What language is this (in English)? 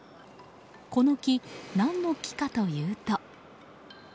Japanese